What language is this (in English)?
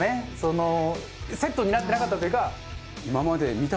Japanese